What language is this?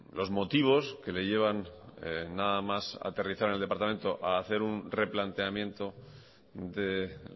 Spanish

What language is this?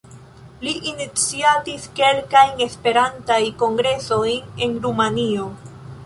Esperanto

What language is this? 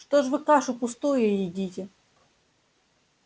Russian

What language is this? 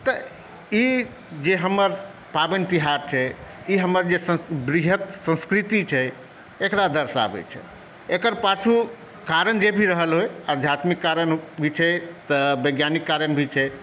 Maithili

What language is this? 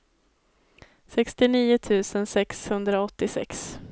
Swedish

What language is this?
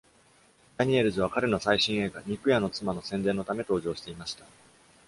Japanese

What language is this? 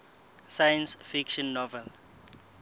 Southern Sotho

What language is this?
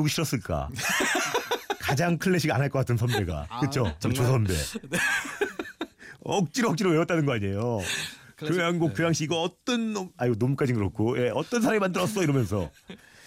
Korean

